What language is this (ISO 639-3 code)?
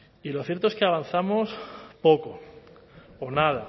spa